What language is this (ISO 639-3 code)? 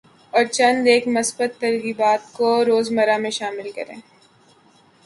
urd